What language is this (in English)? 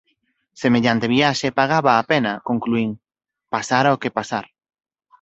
Galician